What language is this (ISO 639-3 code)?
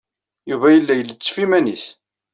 kab